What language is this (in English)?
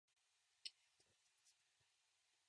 Japanese